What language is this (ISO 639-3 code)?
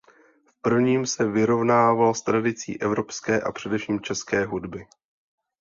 ces